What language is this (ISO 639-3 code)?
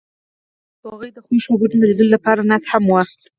pus